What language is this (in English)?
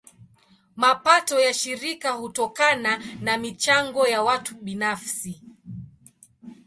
Swahili